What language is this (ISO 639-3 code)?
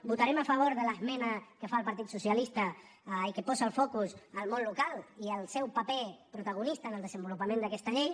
cat